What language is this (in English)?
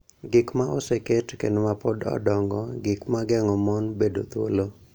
Luo (Kenya and Tanzania)